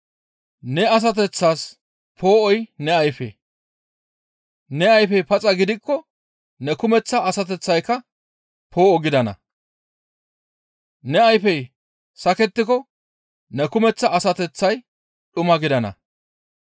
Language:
Gamo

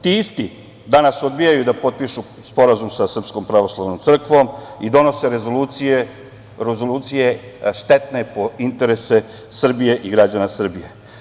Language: Serbian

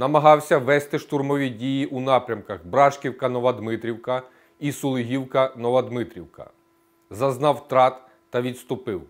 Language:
Ukrainian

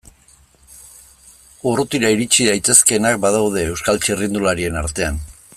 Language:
Basque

